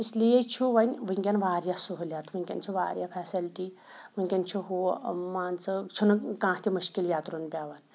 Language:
Kashmiri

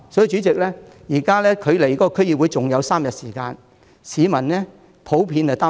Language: Cantonese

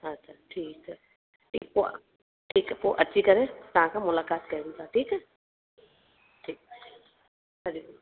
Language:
Sindhi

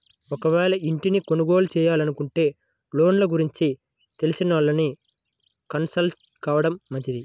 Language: Telugu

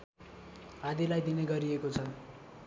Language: Nepali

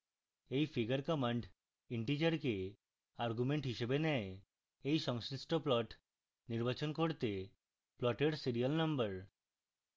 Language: Bangla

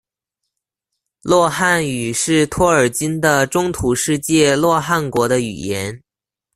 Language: Chinese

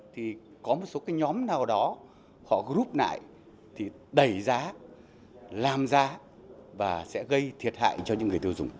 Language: Vietnamese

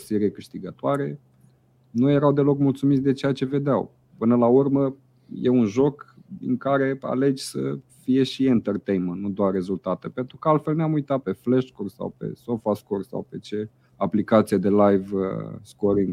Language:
Romanian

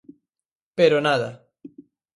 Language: Galician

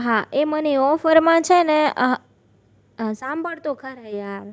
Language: Gujarati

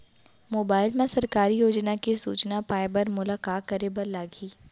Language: Chhattisgarhi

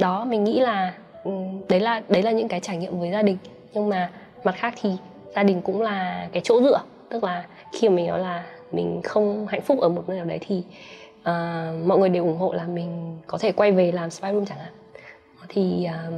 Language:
Vietnamese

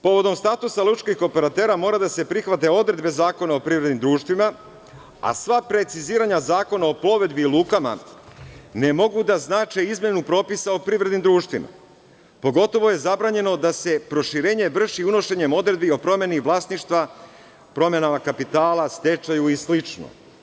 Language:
Serbian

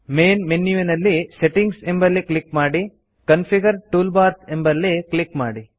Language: Kannada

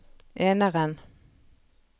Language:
Norwegian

